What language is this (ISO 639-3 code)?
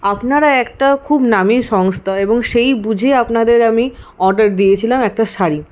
ben